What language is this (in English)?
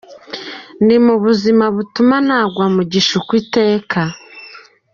Kinyarwanda